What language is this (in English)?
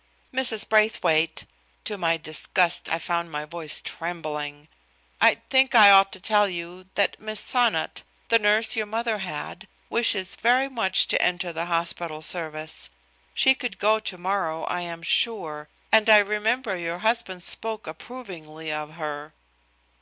English